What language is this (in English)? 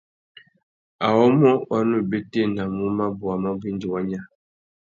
Tuki